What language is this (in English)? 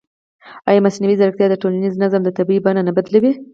Pashto